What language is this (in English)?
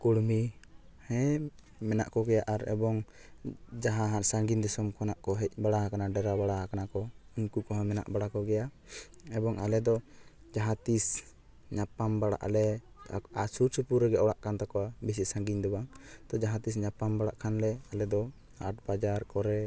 Santali